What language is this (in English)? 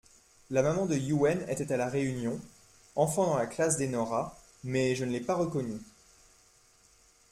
French